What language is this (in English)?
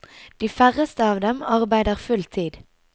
Norwegian